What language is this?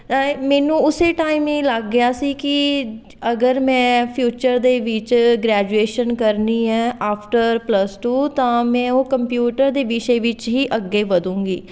Punjabi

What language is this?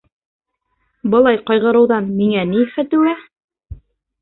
Bashkir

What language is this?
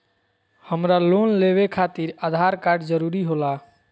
Magahi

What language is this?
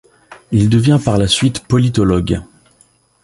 French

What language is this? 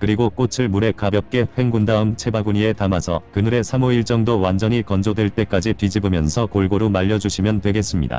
Korean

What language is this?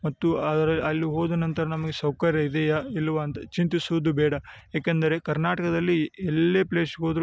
Kannada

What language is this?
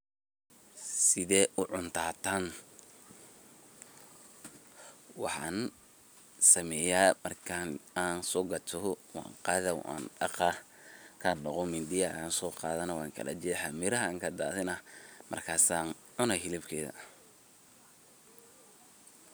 Somali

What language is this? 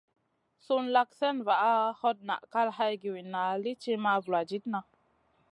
Masana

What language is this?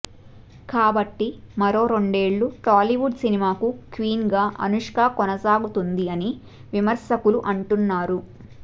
Telugu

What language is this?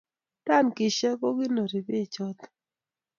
Kalenjin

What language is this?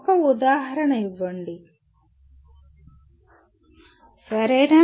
Telugu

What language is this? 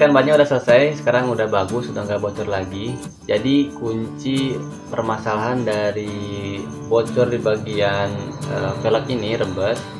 Indonesian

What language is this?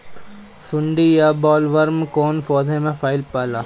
Bhojpuri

